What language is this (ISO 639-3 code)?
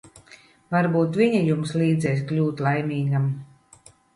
lav